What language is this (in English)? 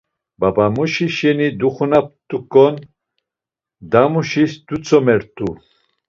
Laz